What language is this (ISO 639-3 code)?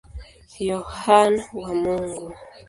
swa